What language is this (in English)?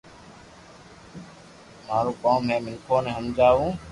Loarki